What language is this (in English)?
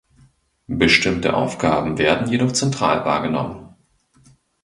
German